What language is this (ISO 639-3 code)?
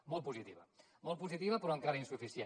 cat